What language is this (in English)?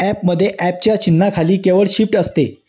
Marathi